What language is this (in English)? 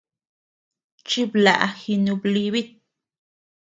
Tepeuxila Cuicatec